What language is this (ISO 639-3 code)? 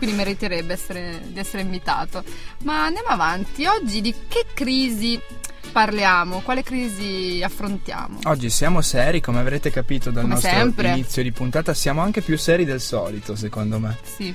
ita